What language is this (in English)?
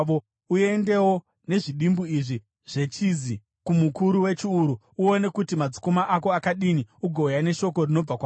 Shona